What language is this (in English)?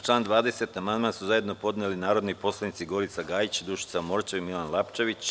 Serbian